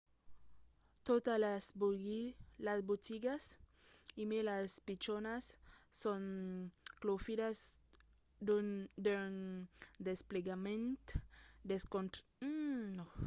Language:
Occitan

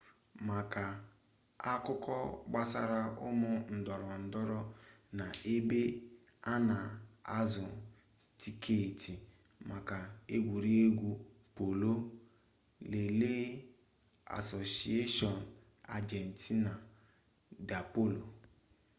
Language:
Igbo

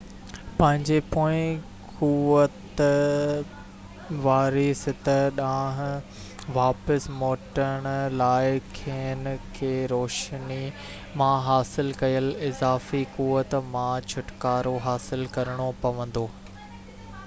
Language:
Sindhi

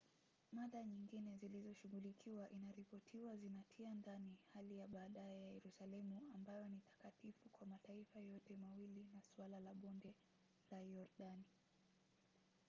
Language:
Swahili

